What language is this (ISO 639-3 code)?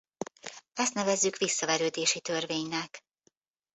hun